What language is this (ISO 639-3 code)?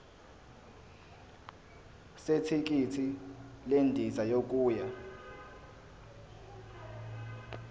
zul